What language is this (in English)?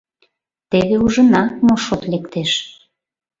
Mari